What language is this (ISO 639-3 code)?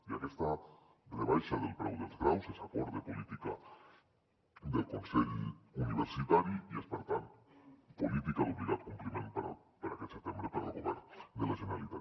cat